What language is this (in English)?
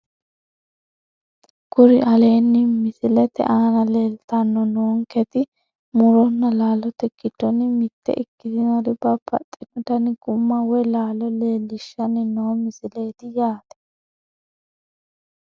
Sidamo